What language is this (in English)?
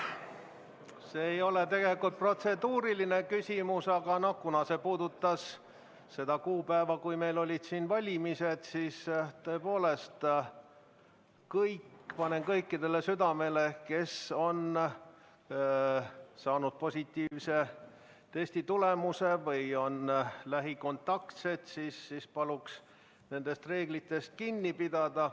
Estonian